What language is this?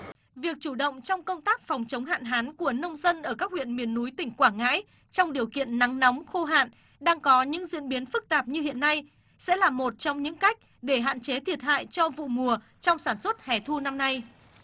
Vietnamese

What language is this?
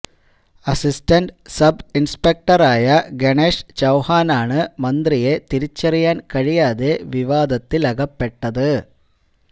Malayalam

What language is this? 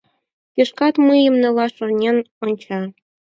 Mari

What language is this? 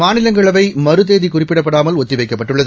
Tamil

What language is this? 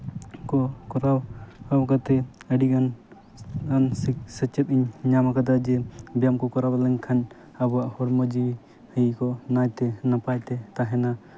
Santali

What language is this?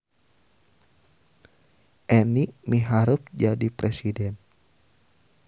Sundanese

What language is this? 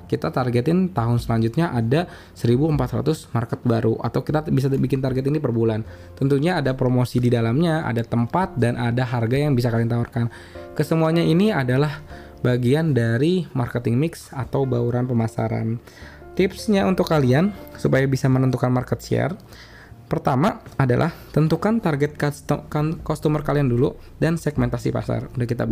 Indonesian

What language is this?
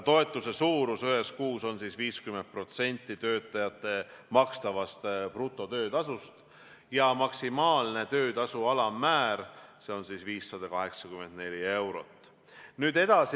Estonian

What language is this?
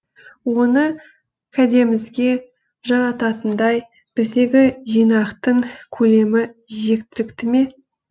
Kazakh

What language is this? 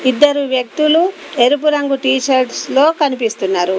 Telugu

